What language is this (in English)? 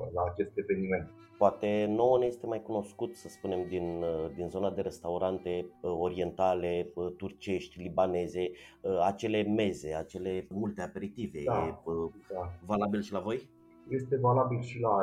Romanian